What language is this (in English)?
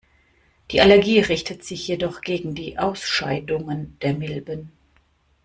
German